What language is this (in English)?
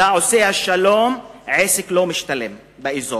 Hebrew